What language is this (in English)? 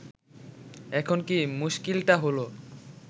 Bangla